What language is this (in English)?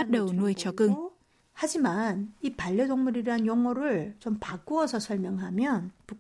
Vietnamese